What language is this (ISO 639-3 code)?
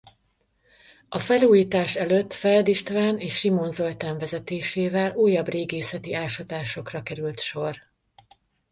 hun